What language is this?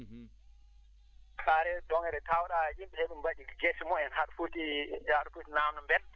Fula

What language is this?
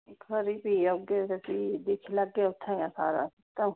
Dogri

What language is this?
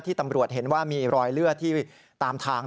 Thai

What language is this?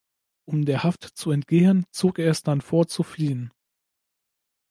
German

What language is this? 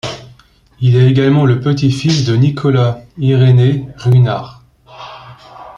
French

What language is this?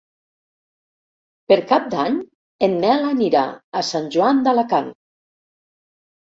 Catalan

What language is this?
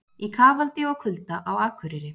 Icelandic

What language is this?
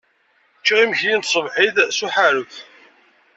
Kabyle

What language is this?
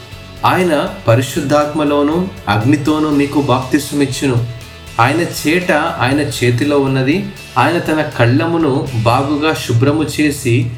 Telugu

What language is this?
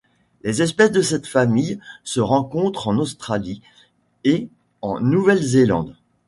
French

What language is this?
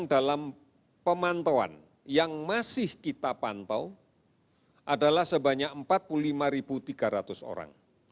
Indonesian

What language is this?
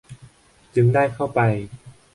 Thai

